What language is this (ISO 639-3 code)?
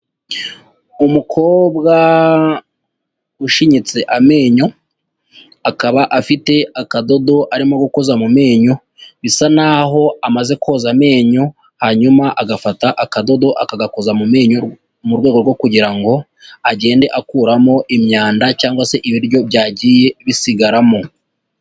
kin